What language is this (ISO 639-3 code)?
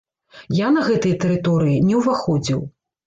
bel